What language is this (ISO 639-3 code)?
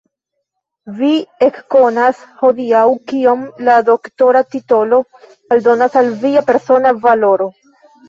epo